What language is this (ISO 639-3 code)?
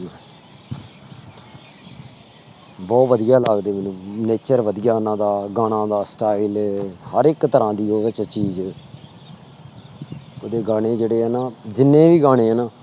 pan